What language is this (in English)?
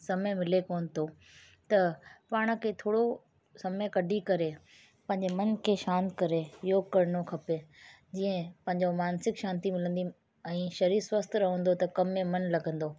Sindhi